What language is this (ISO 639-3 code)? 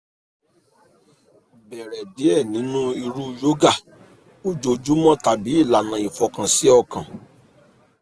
yor